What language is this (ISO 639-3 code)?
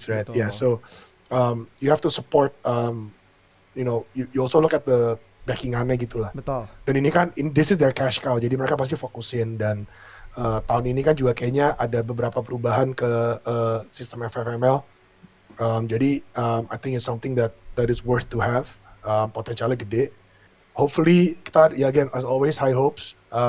ind